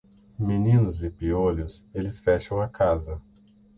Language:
Portuguese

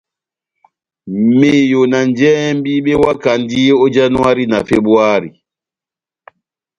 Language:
Batanga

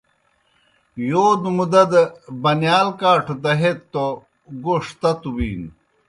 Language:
Kohistani Shina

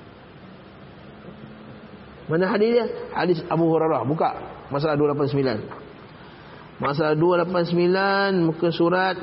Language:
Malay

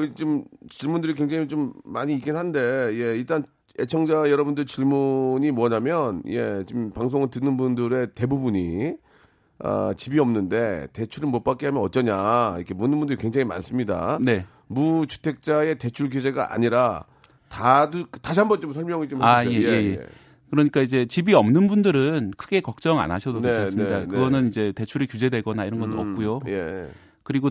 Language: Korean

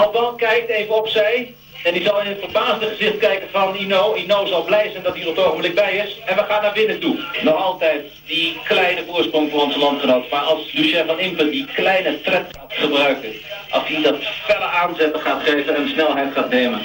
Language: Dutch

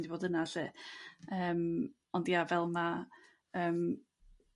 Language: Welsh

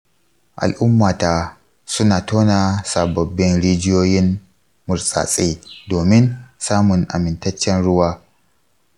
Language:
Hausa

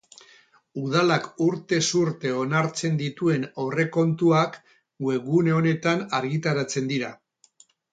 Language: Basque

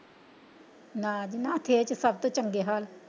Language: Punjabi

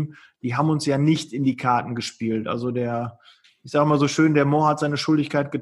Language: German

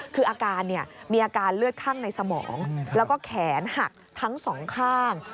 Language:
Thai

